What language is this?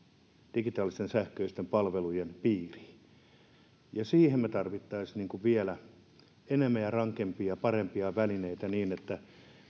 Finnish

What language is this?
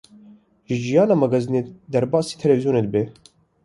Kurdish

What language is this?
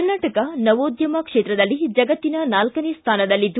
Kannada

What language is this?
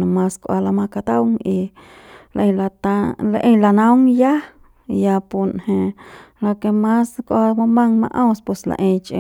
Central Pame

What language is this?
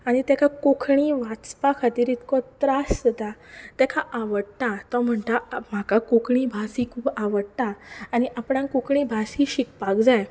Konkani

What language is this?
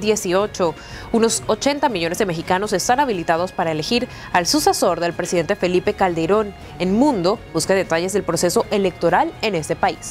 Spanish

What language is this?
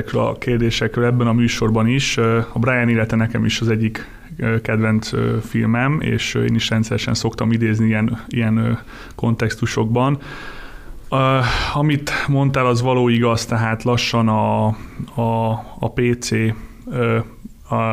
Hungarian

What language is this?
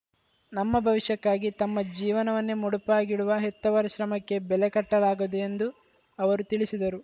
Kannada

